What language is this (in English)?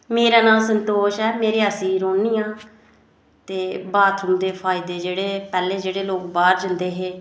Dogri